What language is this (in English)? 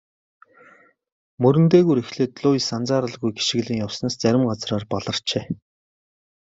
Mongolian